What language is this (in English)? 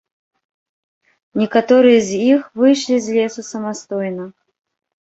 Belarusian